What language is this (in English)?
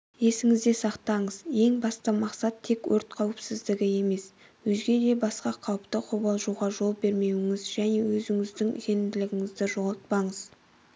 Kazakh